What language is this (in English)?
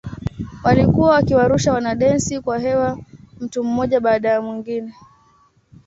Swahili